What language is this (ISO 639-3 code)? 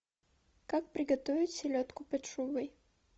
rus